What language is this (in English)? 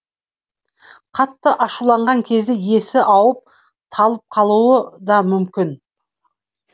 Kazakh